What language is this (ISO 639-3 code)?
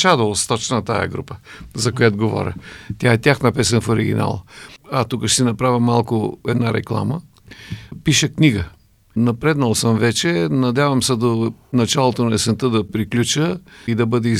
bul